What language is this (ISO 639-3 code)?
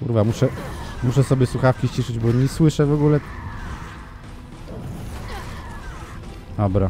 pol